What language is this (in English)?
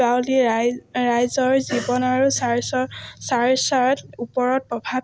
Assamese